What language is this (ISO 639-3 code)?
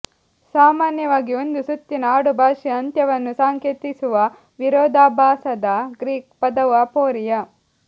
kan